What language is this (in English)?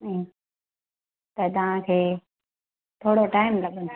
Sindhi